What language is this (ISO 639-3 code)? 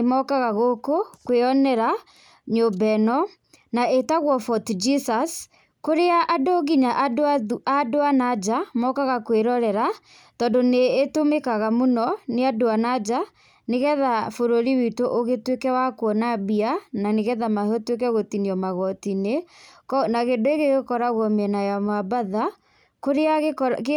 kik